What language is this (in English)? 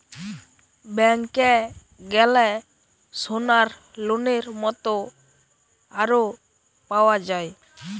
Bangla